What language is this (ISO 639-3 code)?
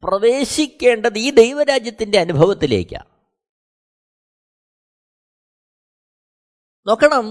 mal